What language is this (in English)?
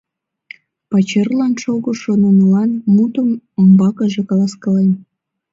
Mari